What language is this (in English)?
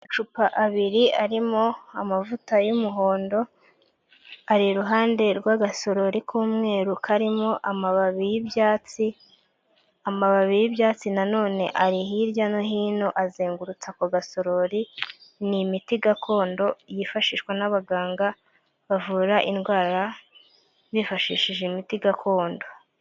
Kinyarwanda